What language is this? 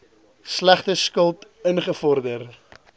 Afrikaans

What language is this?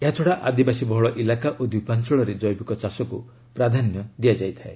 Odia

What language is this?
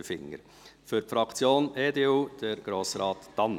Swiss German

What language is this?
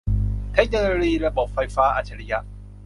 Thai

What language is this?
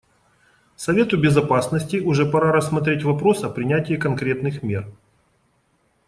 Russian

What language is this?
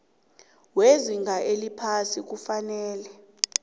South Ndebele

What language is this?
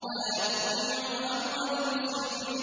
Arabic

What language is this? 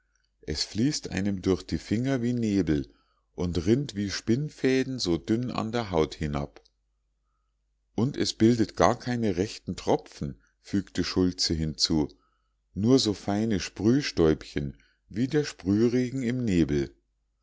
German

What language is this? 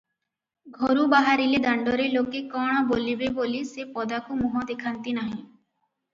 Odia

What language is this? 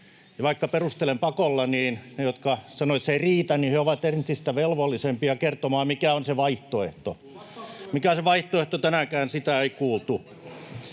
Finnish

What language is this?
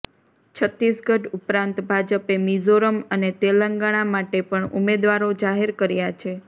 Gujarati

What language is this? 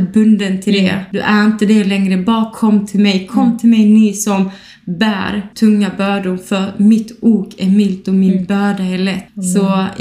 Swedish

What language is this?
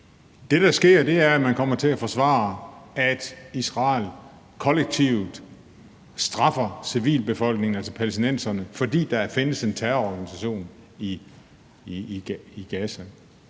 Danish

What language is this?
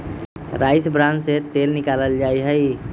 Magahi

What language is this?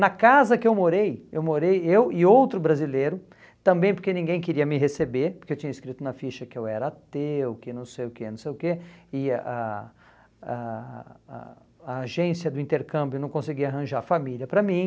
Portuguese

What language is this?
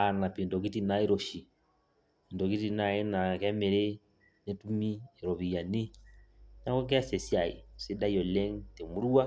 Masai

